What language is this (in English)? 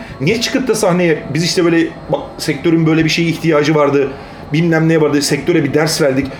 Turkish